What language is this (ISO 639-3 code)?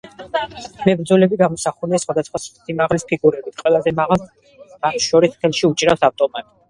kat